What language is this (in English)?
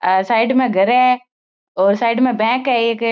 Marwari